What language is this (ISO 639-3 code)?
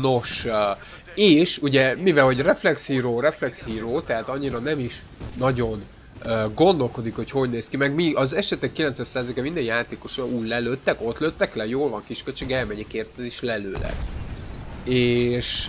hun